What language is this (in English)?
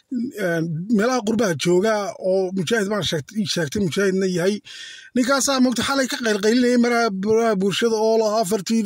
Arabic